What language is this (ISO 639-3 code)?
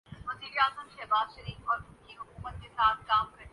urd